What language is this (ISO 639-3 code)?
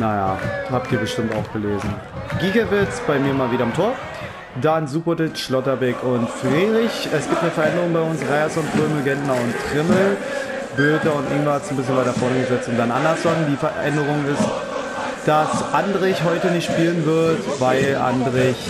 deu